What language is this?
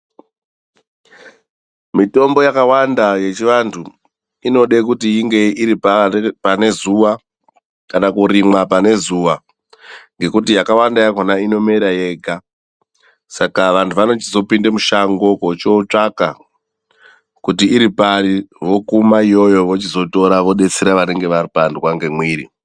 Ndau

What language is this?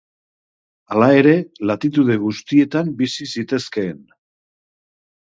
Basque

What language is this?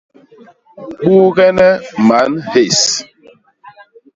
Basaa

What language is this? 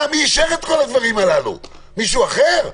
Hebrew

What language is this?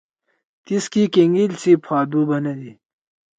Torwali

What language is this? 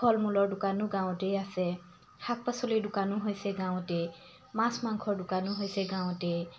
Assamese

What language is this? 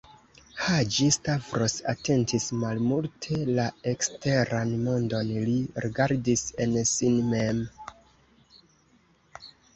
Esperanto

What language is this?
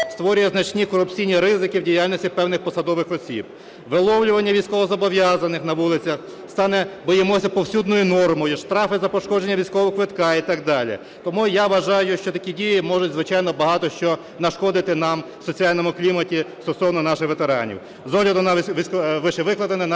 Ukrainian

